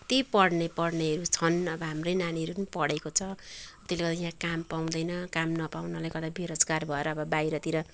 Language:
Nepali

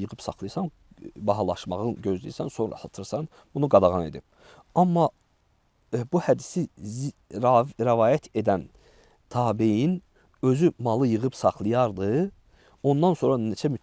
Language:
Turkish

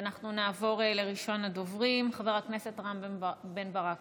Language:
Hebrew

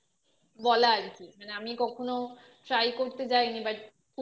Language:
Bangla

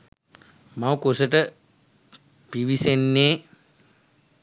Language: Sinhala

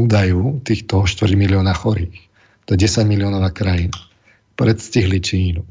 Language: Slovak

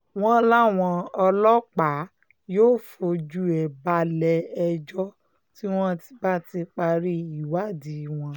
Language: Yoruba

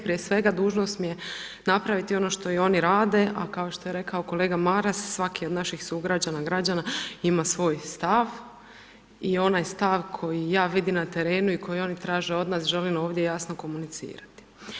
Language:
Croatian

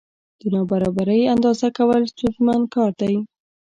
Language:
Pashto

